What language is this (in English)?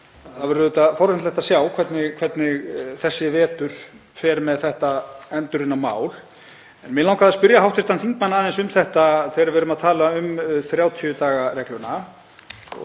Icelandic